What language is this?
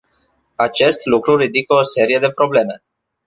Romanian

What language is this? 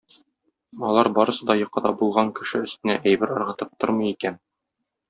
Tatar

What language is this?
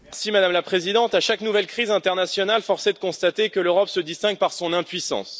French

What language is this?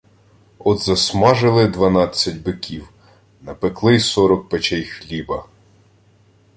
Ukrainian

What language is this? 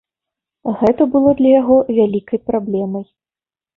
Belarusian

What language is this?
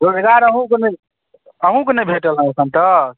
Maithili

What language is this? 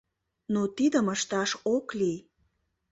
Mari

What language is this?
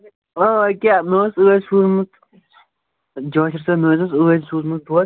Kashmiri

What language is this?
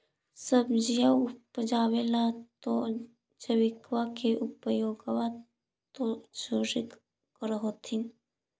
Magahi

